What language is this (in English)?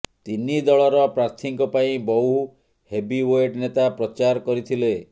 Odia